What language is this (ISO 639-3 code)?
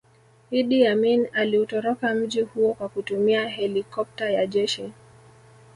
swa